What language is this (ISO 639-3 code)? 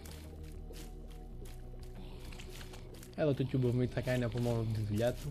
ell